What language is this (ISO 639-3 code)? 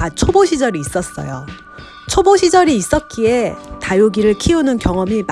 kor